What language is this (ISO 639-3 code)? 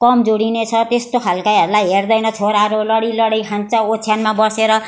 nep